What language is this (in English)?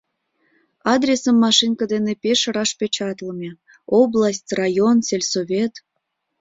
Mari